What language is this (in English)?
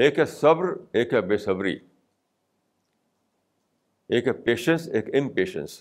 Urdu